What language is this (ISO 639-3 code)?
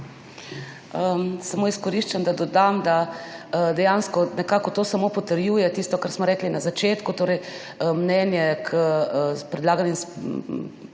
slv